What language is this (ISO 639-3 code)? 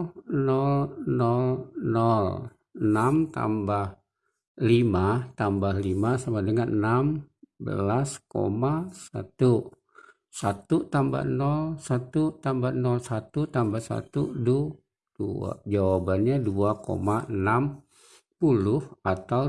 ind